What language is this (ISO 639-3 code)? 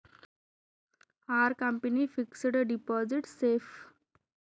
tel